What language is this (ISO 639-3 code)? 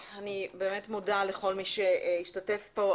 heb